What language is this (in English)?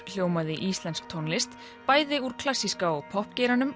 Icelandic